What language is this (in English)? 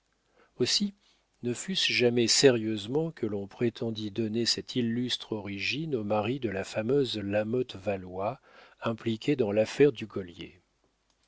French